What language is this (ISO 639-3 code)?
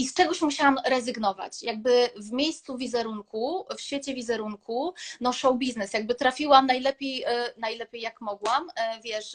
pol